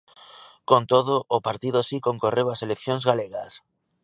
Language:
Galician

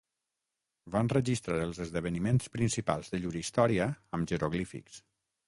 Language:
Catalan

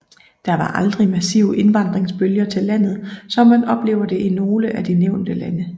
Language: Danish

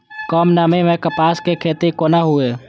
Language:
Maithili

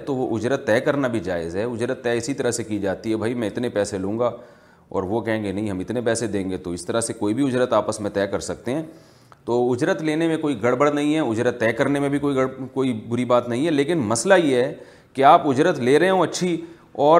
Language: Urdu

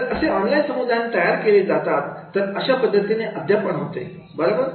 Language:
Marathi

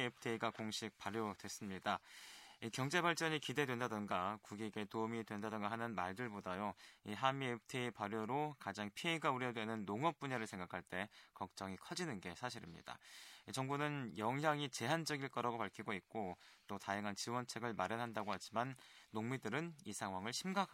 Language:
Korean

